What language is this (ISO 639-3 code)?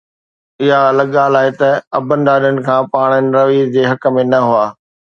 snd